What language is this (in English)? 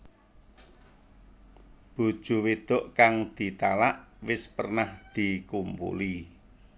Javanese